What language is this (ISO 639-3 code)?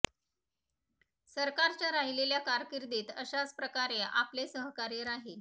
mar